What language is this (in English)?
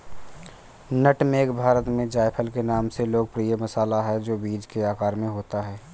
Hindi